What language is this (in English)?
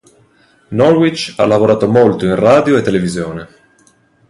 Italian